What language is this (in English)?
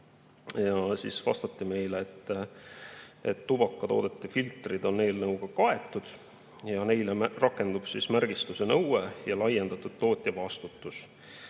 Estonian